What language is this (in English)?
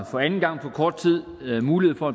Danish